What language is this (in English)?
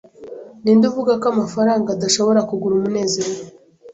Kinyarwanda